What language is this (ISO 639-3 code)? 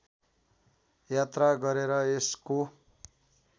nep